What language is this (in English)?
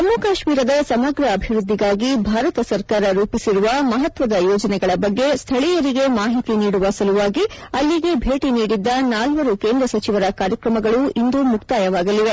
Kannada